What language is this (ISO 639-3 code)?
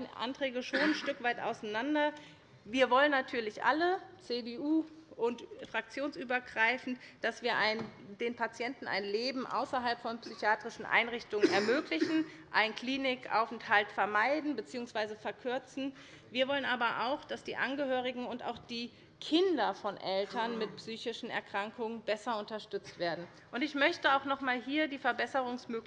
deu